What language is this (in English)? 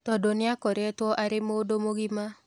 Kikuyu